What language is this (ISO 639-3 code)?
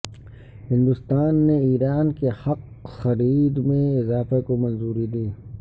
urd